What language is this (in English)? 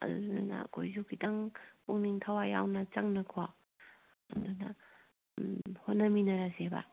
Manipuri